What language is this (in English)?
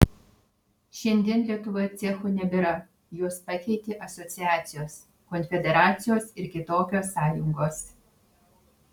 Lithuanian